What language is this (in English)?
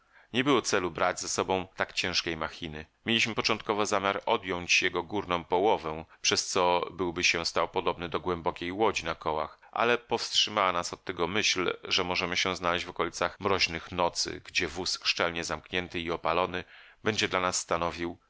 Polish